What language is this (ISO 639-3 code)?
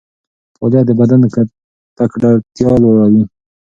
pus